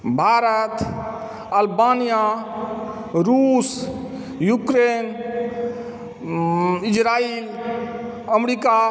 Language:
Maithili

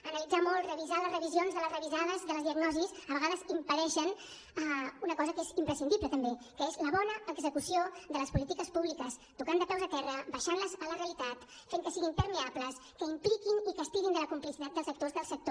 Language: Catalan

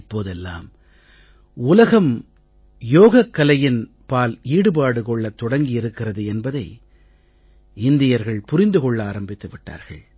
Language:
Tamil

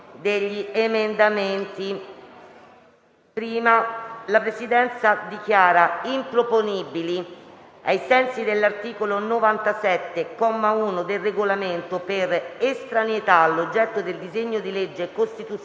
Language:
Italian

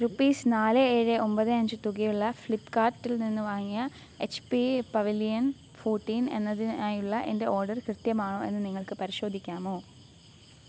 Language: Malayalam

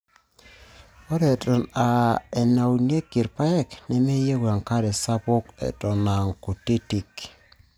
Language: Masai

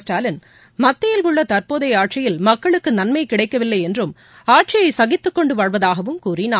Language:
Tamil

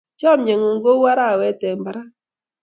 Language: Kalenjin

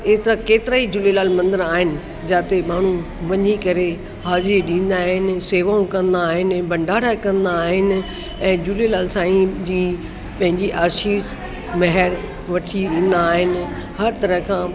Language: Sindhi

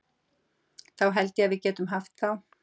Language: Icelandic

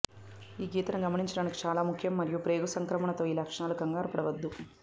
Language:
Telugu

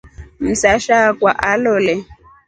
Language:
Rombo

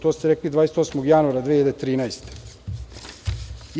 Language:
Serbian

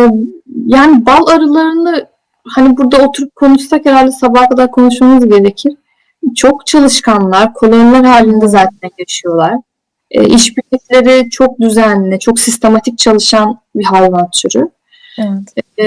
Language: Turkish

